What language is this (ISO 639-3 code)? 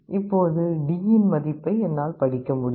tam